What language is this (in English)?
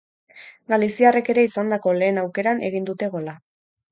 Basque